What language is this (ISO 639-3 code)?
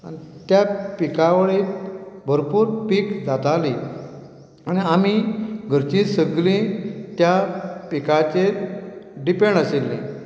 kok